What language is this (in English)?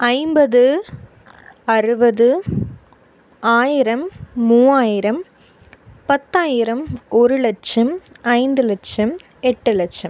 Tamil